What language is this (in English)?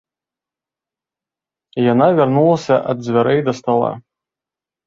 Belarusian